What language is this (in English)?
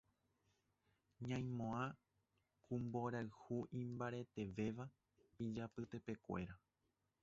Guarani